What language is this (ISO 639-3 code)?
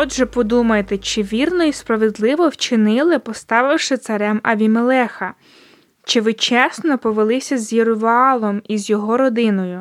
ukr